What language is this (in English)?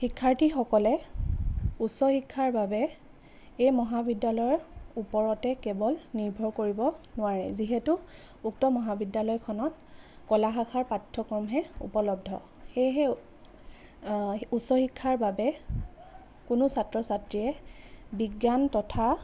Assamese